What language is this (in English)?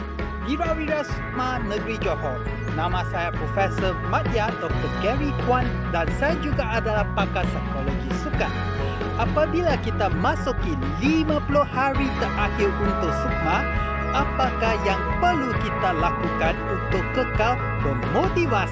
Malay